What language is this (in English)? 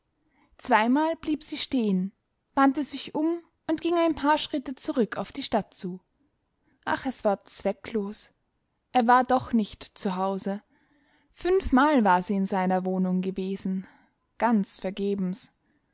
German